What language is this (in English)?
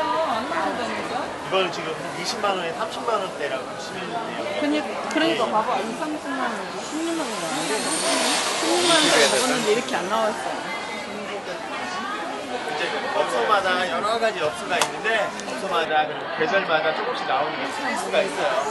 Korean